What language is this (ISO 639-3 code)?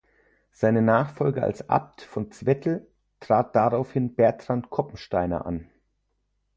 deu